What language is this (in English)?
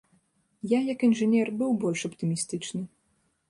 Belarusian